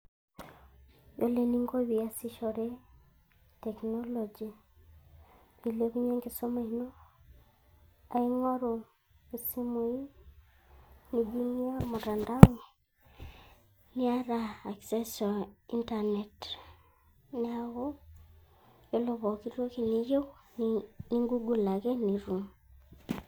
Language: Masai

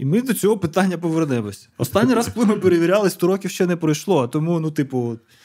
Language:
Ukrainian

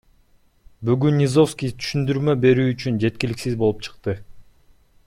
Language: Kyrgyz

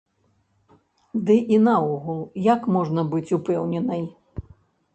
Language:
Belarusian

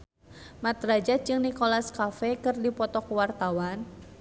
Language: Sundanese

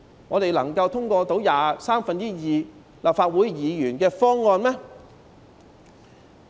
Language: Cantonese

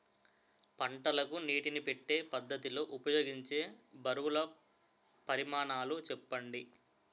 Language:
Telugu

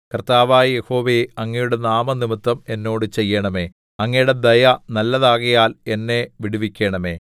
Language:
Malayalam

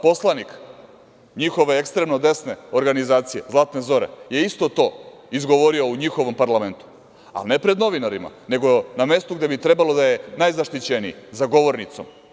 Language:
Serbian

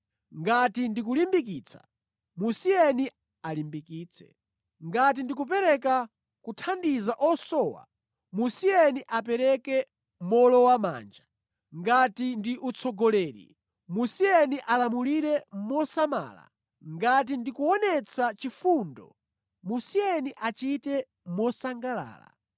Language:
Nyanja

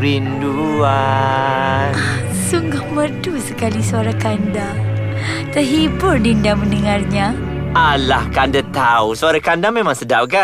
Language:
Malay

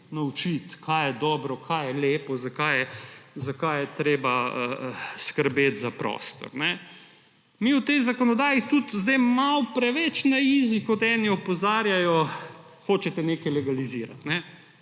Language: Slovenian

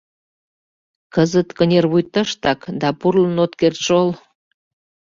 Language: Mari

